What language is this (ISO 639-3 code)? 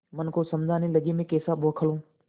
hin